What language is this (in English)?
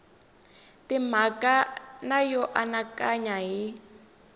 Tsonga